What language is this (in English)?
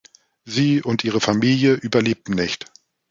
German